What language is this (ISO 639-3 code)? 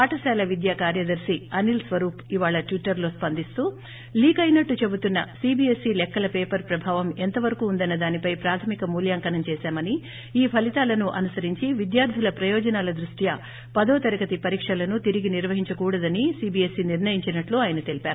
tel